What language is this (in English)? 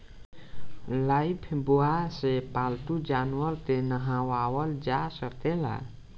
Bhojpuri